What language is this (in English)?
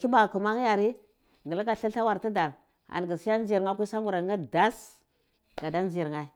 Cibak